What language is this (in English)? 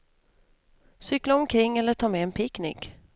Swedish